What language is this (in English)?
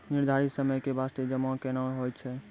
Maithili